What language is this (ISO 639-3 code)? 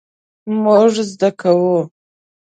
pus